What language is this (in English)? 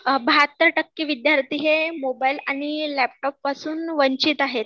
Marathi